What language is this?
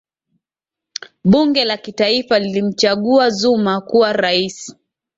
Swahili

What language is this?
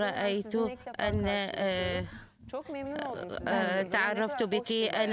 Arabic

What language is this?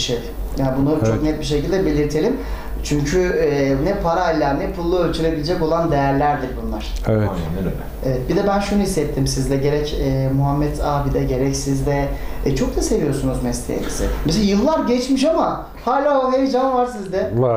Turkish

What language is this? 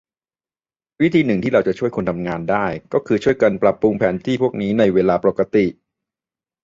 Thai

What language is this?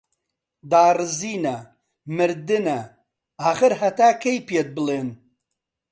Central Kurdish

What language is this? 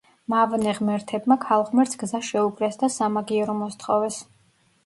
Georgian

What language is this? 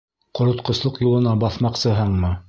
Bashkir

